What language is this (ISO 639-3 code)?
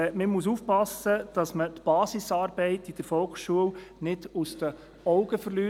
gsw